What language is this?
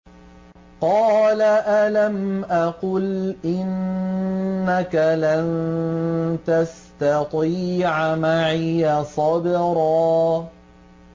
Arabic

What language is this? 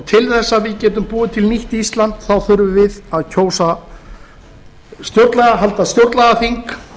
Icelandic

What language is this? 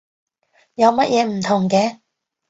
Cantonese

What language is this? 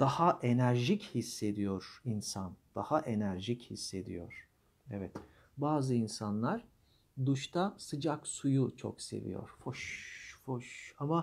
Turkish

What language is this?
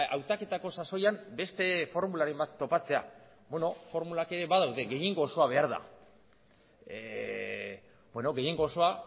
Basque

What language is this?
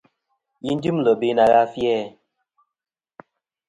Kom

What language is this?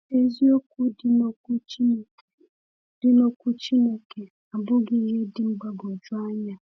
Igbo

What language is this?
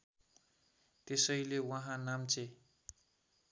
Nepali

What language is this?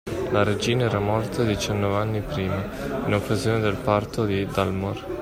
Italian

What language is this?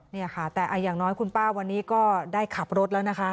Thai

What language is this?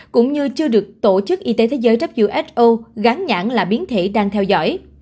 Vietnamese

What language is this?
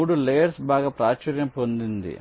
Telugu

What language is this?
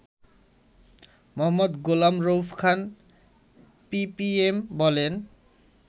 Bangla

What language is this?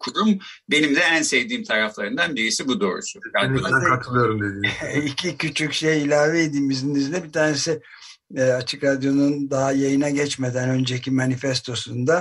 Turkish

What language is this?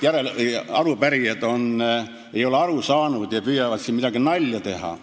Estonian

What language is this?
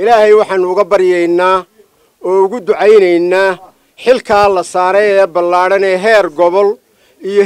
Arabic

